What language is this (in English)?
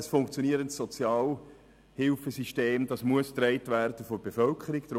Swiss German